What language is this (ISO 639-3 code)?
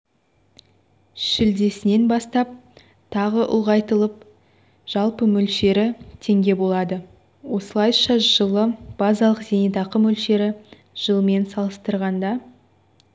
kaz